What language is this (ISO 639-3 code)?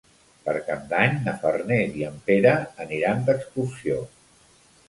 cat